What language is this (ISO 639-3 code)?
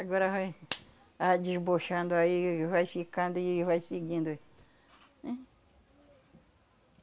por